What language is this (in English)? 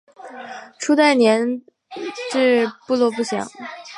Chinese